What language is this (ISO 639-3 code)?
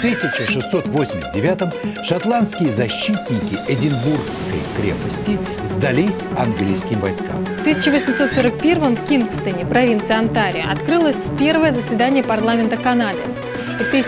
rus